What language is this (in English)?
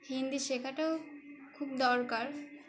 Bangla